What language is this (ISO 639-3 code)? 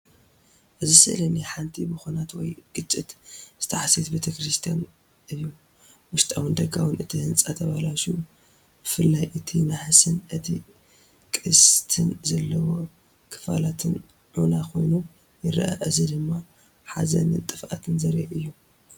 tir